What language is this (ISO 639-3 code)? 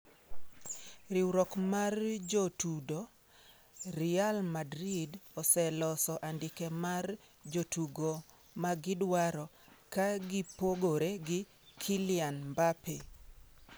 luo